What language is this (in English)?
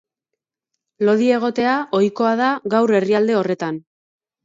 Basque